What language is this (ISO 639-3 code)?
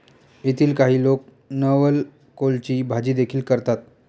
mar